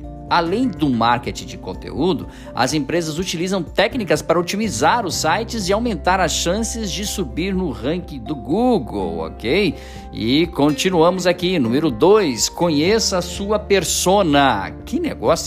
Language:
Portuguese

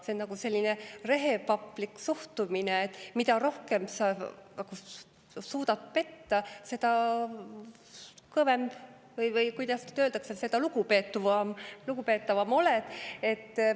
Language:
Estonian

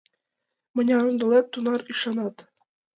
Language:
Mari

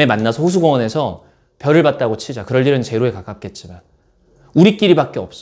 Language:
Korean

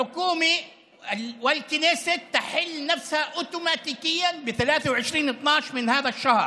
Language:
Hebrew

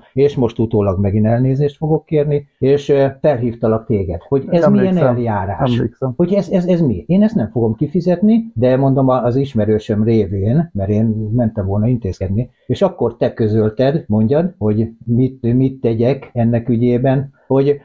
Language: Hungarian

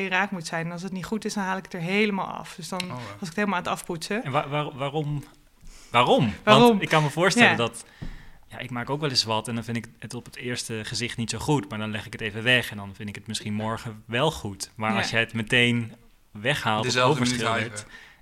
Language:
Dutch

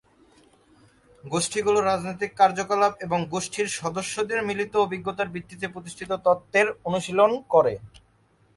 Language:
Bangla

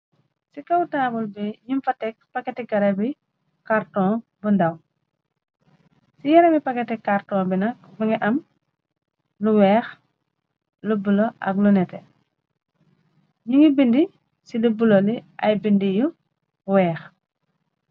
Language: Wolof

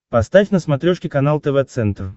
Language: Russian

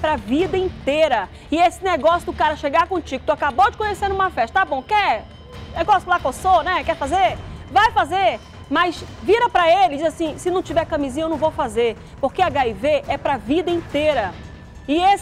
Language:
Portuguese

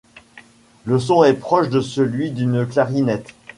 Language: French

